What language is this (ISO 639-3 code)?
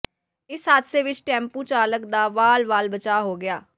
pan